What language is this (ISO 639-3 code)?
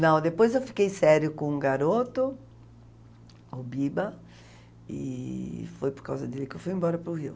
por